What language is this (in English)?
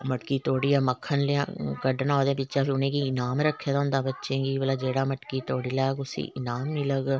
Dogri